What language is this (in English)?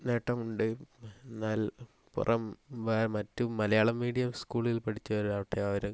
Malayalam